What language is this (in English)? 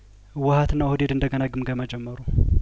Amharic